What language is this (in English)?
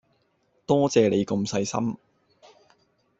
Cantonese